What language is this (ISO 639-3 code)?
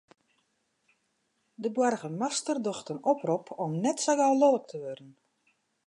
fry